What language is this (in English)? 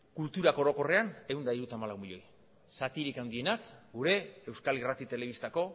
Basque